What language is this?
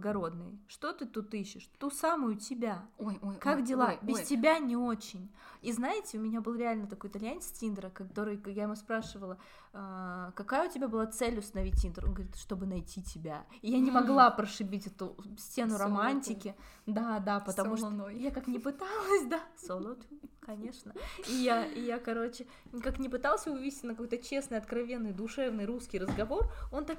Russian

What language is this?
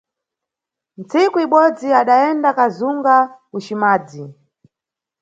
Nyungwe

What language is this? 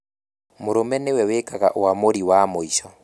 Kikuyu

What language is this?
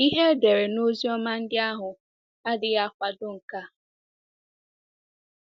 Igbo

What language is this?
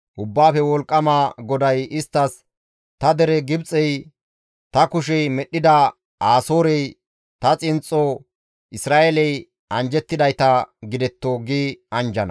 Gamo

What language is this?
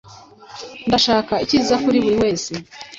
Kinyarwanda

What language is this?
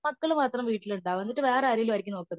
Malayalam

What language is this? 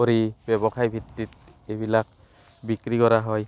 Assamese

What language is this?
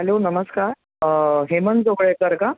Marathi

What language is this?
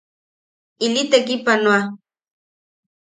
Yaqui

